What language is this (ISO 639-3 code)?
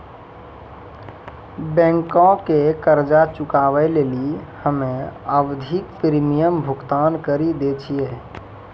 mai